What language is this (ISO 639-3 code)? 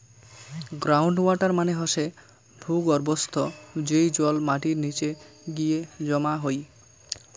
ben